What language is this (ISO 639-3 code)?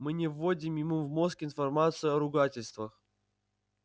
rus